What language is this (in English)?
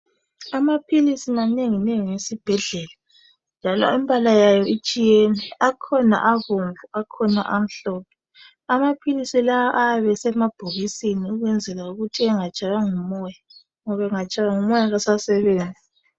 North Ndebele